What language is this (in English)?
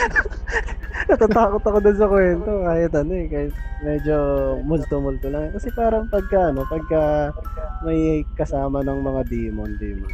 Filipino